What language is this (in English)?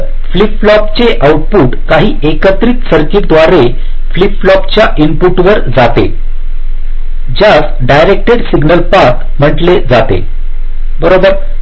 Marathi